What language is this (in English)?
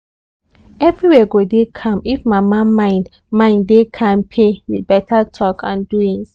Nigerian Pidgin